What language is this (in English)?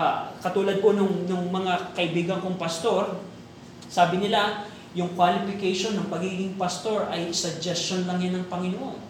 Filipino